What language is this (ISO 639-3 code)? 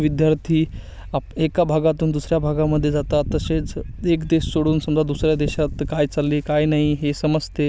mar